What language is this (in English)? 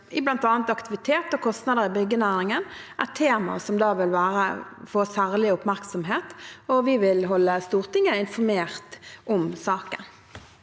Norwegian